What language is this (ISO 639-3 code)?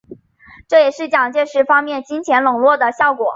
zho